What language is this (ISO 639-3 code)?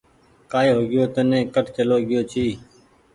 gig